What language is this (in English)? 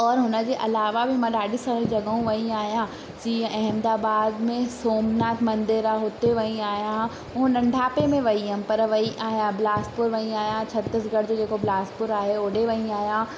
Sindhi